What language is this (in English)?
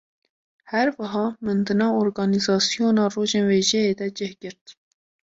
Kurdish